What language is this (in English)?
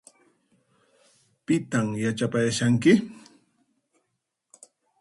Puno Quechua